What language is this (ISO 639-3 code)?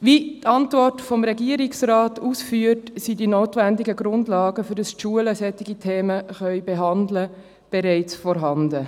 gsw